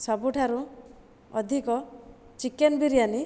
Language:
Odia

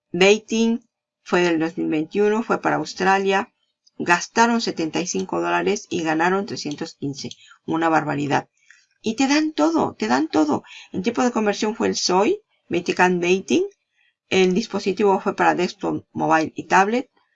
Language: Spanish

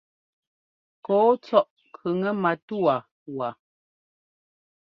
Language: Ngomba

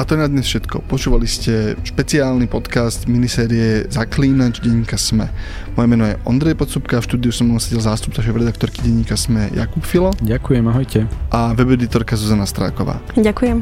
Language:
Slovak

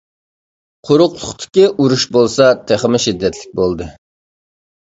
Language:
Uyghur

